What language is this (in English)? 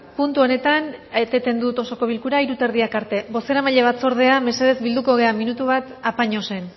Basque